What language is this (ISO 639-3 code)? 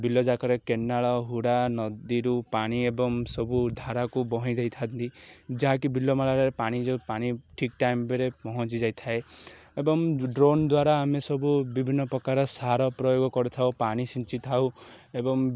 ori